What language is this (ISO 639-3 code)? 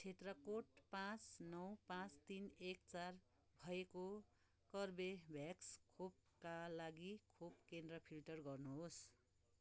nep